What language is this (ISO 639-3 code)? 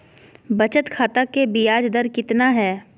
mag